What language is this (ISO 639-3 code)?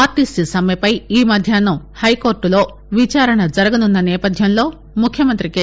tel